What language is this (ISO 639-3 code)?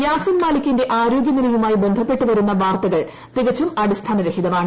mal